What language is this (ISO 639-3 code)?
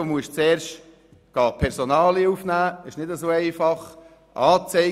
gsw